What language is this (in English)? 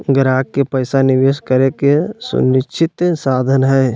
Magahi